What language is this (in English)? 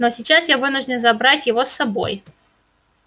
Russian